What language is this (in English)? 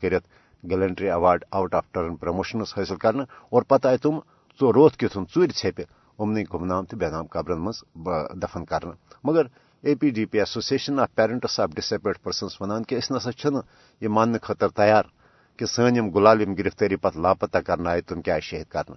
Urdu